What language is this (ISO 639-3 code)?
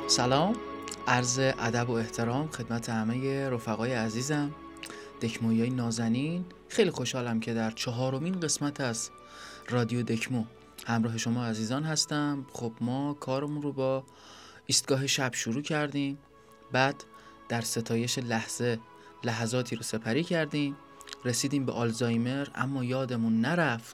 fas